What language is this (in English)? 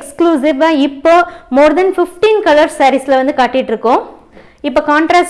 Tamil